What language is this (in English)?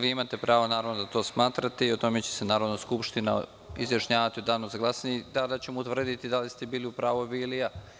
Serbian